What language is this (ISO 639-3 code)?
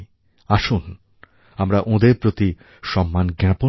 ben